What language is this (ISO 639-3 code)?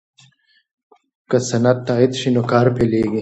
pus